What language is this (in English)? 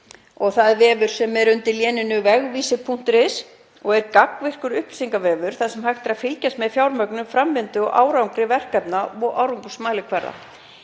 Icelandic